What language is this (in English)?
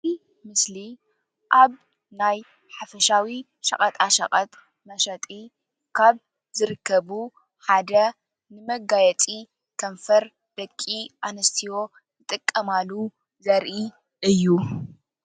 Tigrinya